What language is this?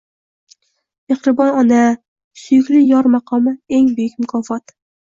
Uzbek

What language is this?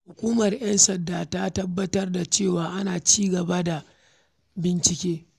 Hausa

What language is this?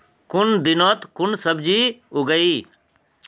Magahi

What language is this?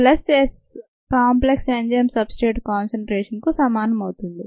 Telugu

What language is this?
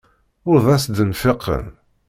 Kabyle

